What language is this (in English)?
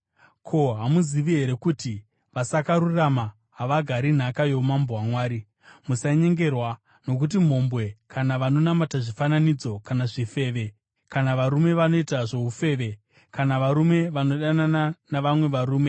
Shona